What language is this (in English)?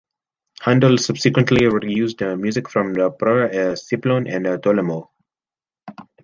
English